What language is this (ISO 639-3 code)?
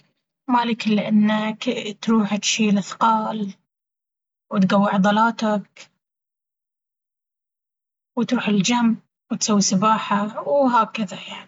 abv